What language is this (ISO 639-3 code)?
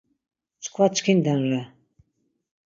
lzz